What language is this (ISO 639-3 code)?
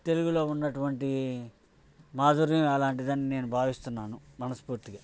tel